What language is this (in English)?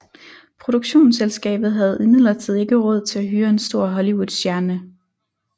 Danish